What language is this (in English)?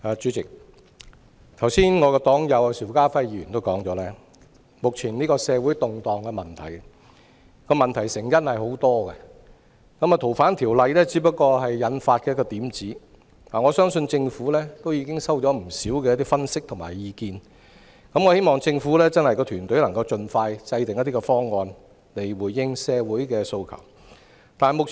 Cantonese